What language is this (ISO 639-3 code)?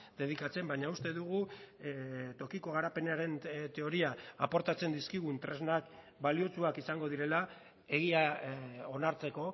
eus